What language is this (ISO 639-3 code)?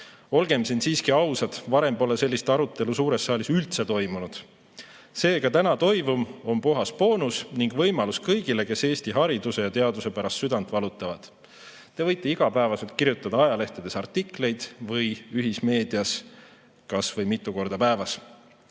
est